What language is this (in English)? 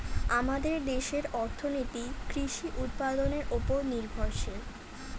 Bangla